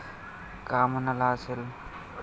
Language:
Marathi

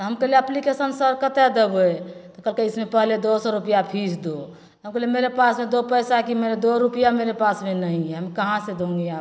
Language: Maithili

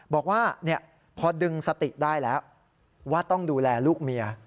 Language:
Thai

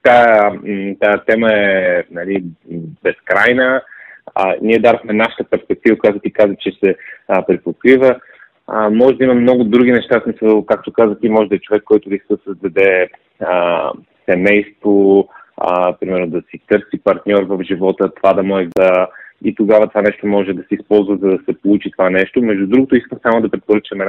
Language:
Bulgarian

